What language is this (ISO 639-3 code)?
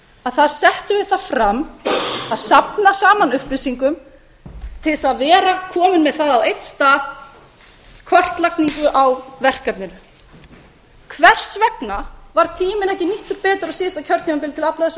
isl